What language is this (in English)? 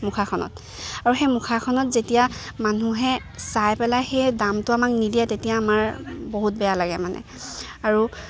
Assamese